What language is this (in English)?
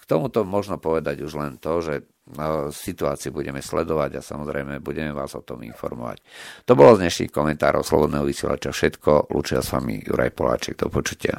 Slovak